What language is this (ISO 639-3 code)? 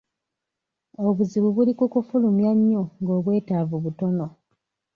lug